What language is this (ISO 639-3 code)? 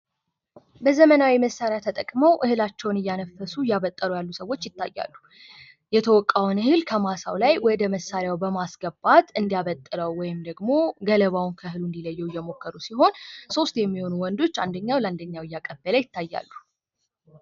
amh